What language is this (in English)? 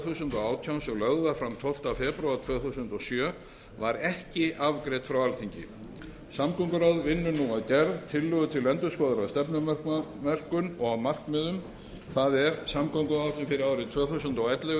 Icelandic